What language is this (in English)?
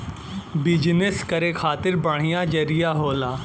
Bhojpuri